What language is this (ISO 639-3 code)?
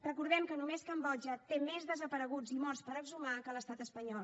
cat